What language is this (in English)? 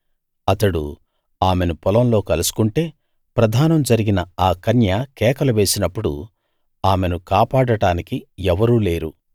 Telugu